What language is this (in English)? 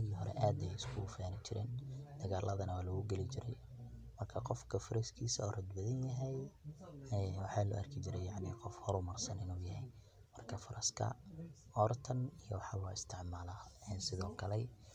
Somali